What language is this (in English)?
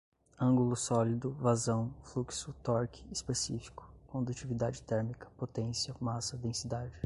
Portuguese